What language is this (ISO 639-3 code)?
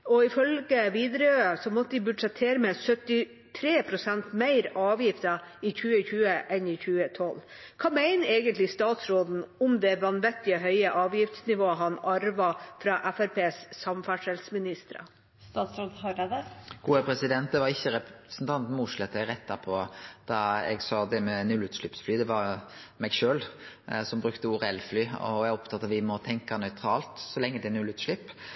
nor